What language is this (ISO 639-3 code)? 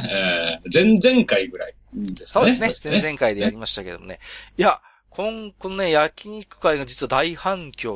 jpn